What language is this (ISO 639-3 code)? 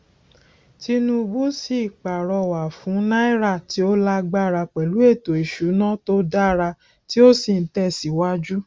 yor